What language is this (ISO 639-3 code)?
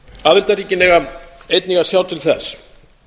isl